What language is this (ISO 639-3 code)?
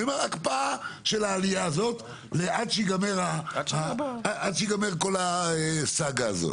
heb